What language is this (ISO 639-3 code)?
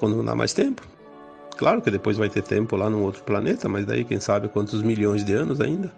por